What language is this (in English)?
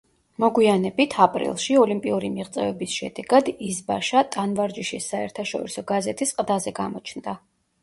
Georgian